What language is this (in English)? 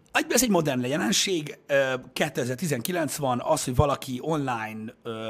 Hungarian